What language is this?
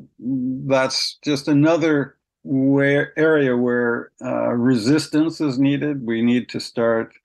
English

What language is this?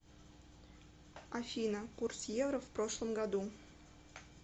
Russian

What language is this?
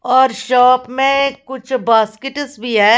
Hindi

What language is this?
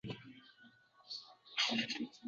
Uzbek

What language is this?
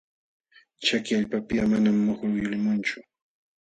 Jauja Wanca Quechua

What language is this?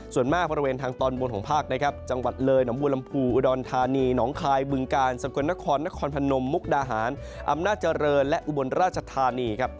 Thai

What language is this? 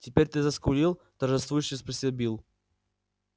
Russian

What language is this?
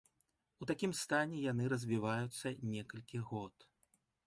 Belarusian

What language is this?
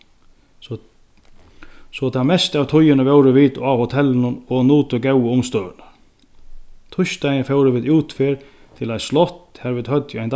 Faroese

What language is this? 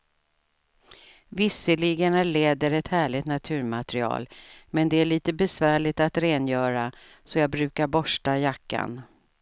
Swedish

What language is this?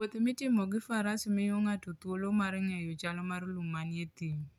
Luo (Kenya and Tanzania)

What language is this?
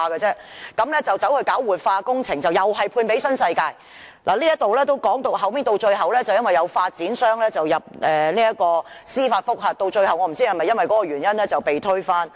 Cantonese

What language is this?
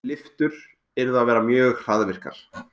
Icelandic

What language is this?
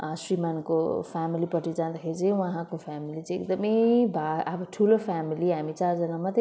Nepali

